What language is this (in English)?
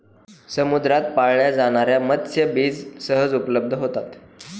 Marathi